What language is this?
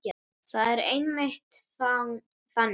Icelandic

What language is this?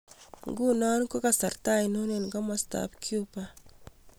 Kalenjin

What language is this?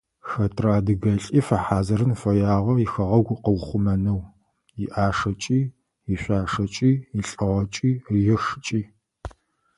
Adyghe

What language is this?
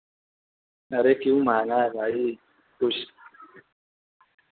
Urdu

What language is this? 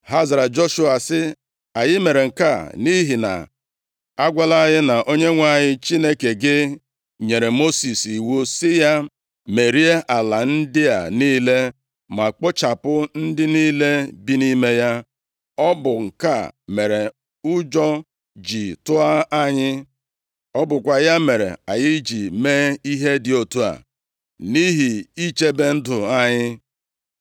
Igbo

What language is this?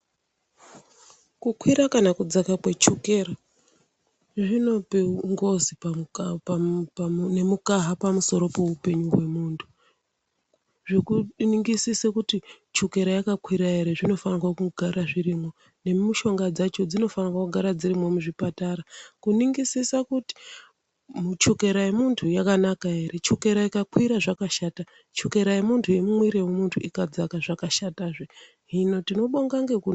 Ndau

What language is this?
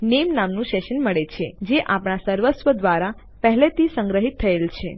Gujarati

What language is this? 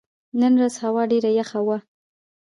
Pashto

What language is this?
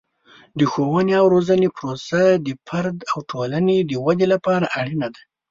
Pashto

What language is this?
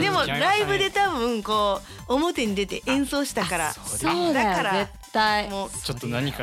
Japanese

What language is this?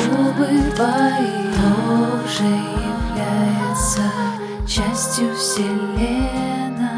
Russian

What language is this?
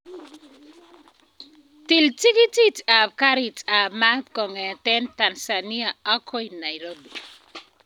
Kalenjin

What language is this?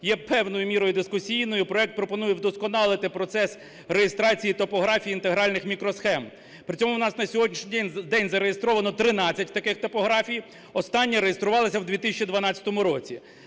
Ukrainian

